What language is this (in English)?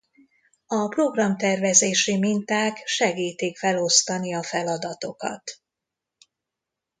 Hungarian